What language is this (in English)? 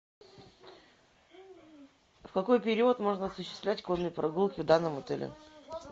Russian